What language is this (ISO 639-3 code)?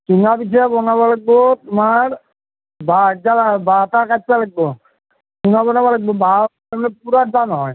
asm